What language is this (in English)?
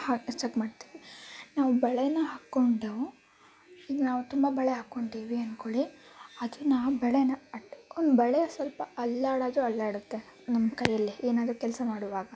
Kannada